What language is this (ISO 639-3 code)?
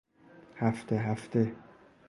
fas